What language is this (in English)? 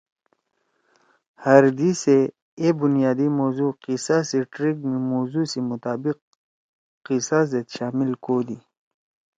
Torwali